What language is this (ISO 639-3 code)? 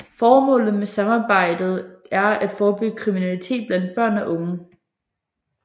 dan